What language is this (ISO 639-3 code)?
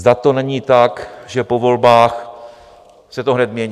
ces